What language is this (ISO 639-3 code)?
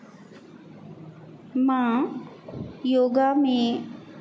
snd